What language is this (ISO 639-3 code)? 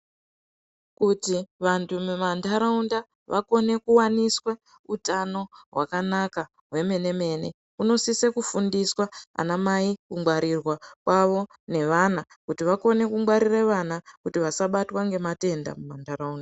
ndc